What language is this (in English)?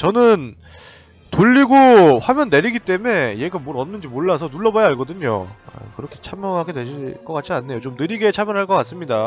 Korean